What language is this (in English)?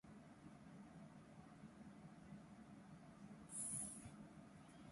Japanese